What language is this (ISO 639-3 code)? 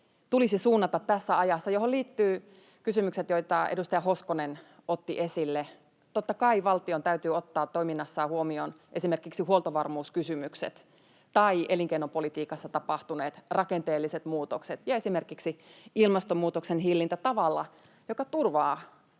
fin